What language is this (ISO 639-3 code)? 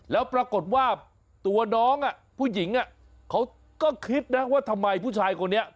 tha